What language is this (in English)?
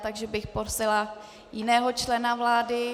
Czech